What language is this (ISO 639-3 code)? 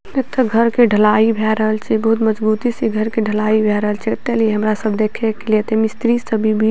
mai